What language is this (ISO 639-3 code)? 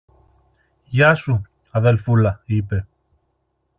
ell